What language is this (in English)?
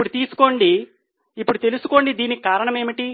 Telugu